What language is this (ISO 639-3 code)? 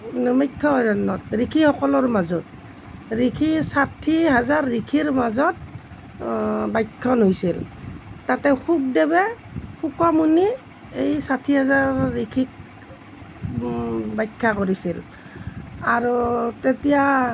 asm